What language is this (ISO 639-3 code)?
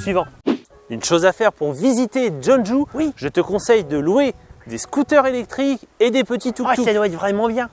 fra